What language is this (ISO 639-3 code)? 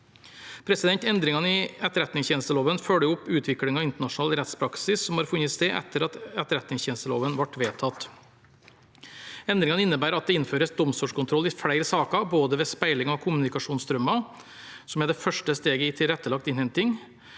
nor